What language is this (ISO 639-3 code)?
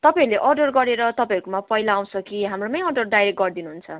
nep